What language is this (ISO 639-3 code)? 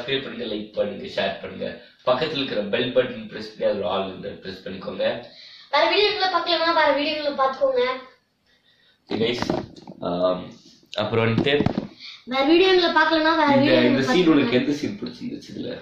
ron